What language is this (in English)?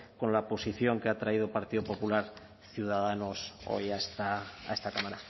Spanish